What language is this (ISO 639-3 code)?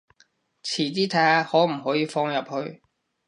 yue